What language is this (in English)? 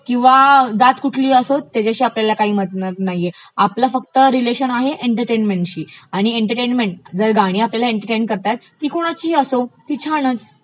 Marathi